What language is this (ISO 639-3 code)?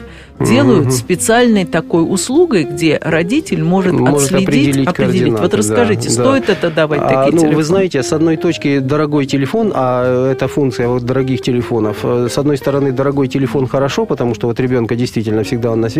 rus